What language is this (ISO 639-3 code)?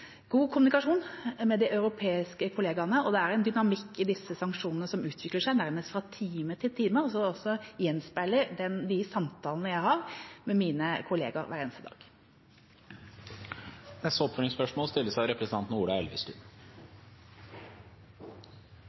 nor